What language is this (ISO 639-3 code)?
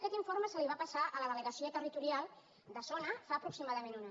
cat